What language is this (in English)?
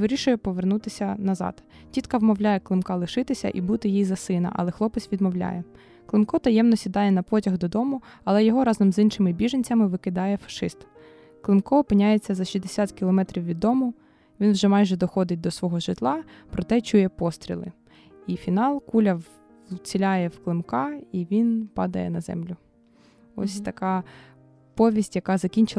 Ukrainian